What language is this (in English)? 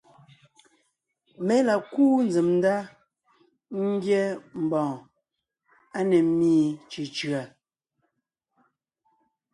Ngiemboon